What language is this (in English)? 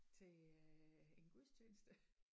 Danish